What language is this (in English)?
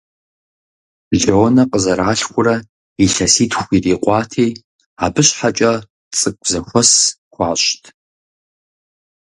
Kabardian